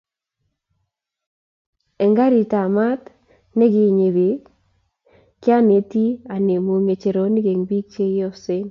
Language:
Kalenjin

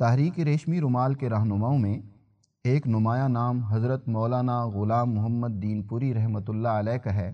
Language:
Urdu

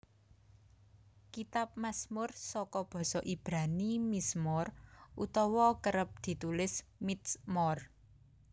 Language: Javanese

